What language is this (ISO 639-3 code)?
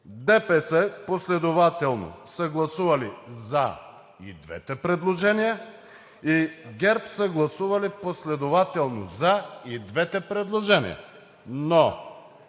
bul